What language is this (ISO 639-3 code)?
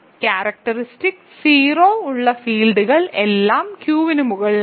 mal